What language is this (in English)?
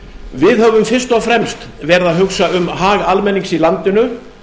Icelandic